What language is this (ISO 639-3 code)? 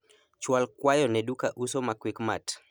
luo